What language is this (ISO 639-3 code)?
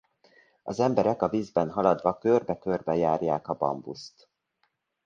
hun